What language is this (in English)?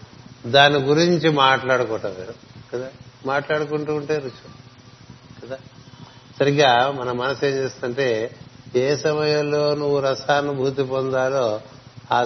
Telugu